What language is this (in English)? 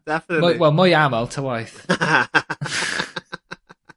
Welsh